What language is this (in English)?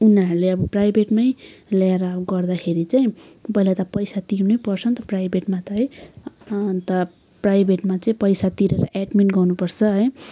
Nepali